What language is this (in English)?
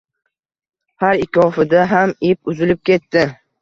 Uzbek